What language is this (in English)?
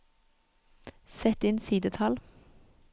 Norwegian